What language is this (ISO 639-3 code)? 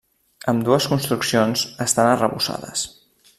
cat